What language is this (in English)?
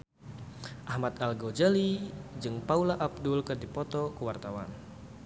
Sundanese